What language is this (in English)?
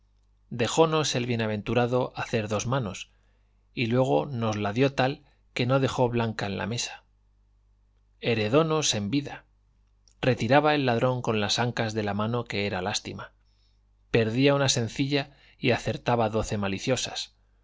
Spanish